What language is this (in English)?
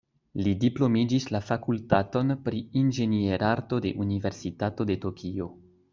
Esperanto